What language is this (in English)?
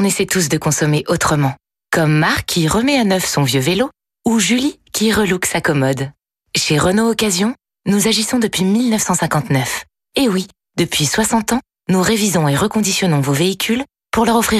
French